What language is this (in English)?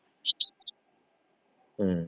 Odia